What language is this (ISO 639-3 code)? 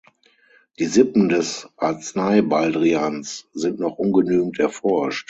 deu